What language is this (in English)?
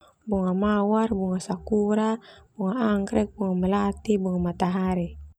Termanu